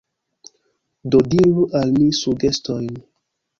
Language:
Esperanto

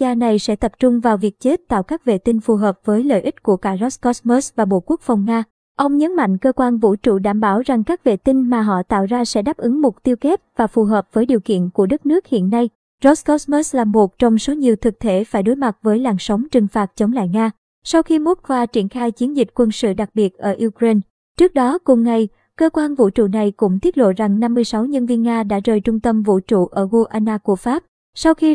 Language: Vietnamese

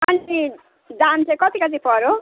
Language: Nepali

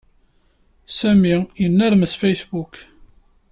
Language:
Kabyle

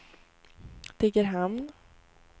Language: Swedish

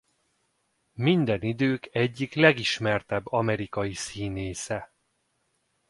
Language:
Hungarian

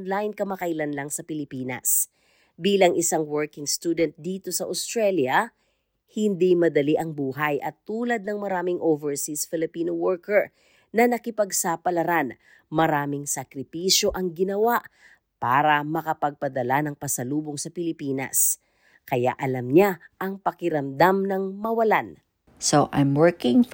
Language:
Filipino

